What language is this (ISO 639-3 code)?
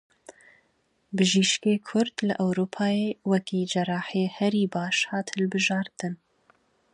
kur